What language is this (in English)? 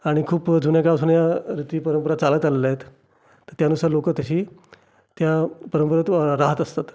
Marathi